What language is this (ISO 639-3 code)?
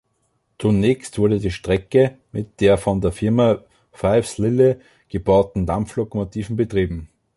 deu